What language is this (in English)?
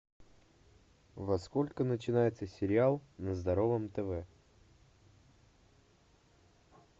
Russian